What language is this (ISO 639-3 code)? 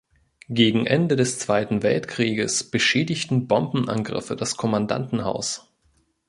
deu